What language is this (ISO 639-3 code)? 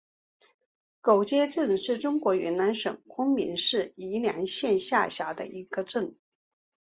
zho